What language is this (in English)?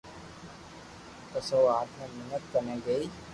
Loarki